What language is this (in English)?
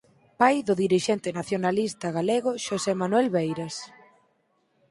Galician